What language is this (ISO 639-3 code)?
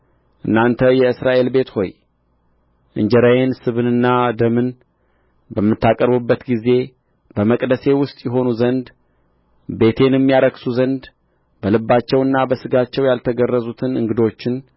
amh